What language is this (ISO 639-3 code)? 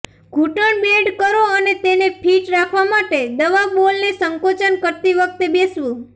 guj